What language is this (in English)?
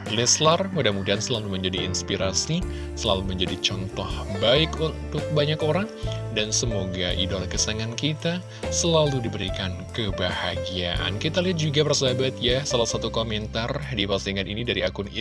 Indonesian